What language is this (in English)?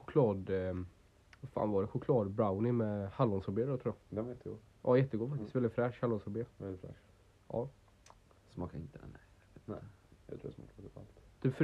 Swedish